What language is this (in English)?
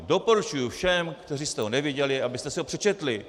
Czech